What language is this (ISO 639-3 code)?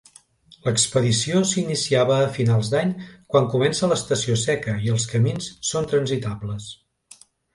cat